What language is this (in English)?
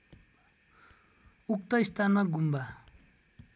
Nepali